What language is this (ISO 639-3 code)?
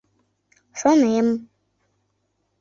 chm